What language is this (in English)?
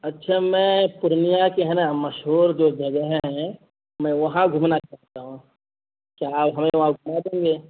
Urdu